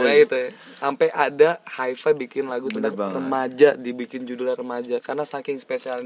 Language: Indonesian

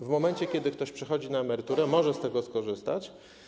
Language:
Polish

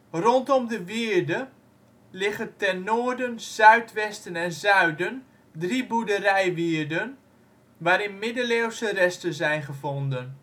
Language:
Dutch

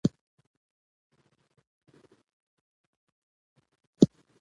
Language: Pashto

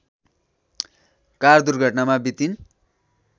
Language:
Nepali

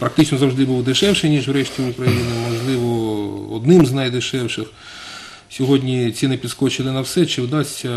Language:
Ukrainian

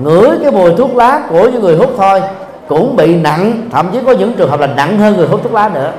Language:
Vietnamese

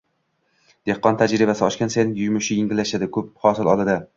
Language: Uzbek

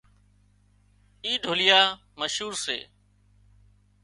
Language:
Wadiyara Koli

